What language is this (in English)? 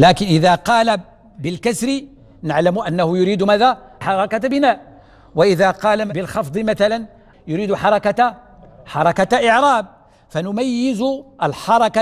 Arabic